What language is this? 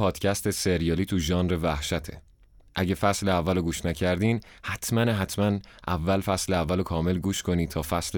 Persian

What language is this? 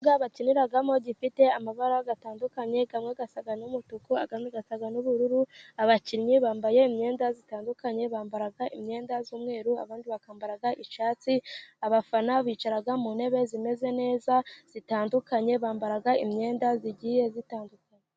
Kinyarwanda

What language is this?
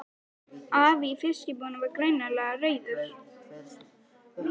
Icelandic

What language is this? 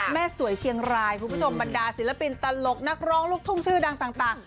Thai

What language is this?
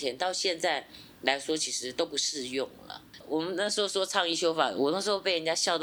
Chinese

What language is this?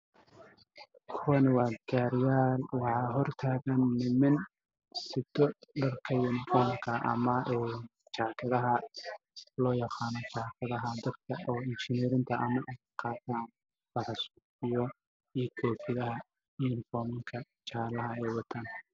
Somali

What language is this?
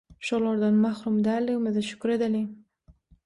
Turkmen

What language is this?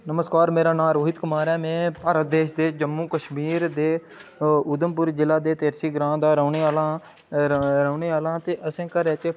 Dogri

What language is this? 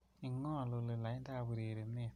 Kalenjin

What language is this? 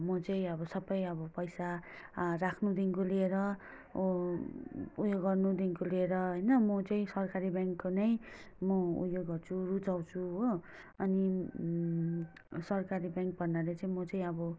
Nepali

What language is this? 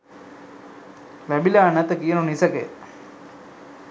Sinhala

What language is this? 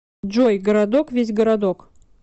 Russian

